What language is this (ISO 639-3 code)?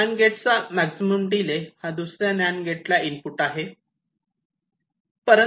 mar